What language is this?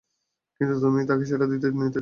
Bangla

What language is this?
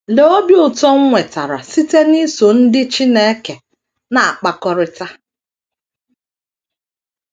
Igbo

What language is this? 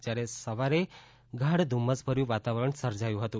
Gujarati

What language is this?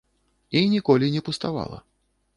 Belarusian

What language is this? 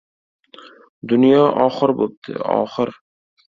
Uzbek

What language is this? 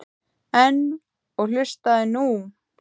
Icelandic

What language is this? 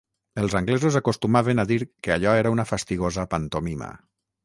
Catalan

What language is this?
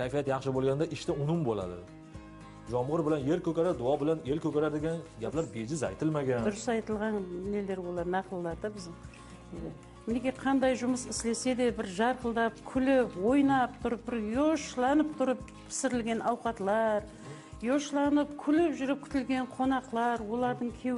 Turkish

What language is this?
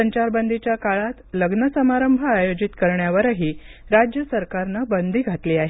Marathi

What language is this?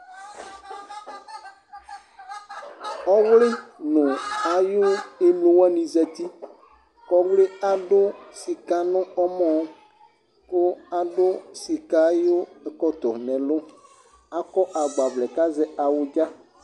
Ikposo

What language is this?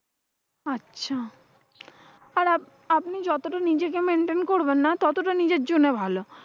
Bangla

